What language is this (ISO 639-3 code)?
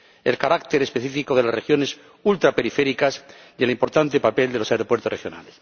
spa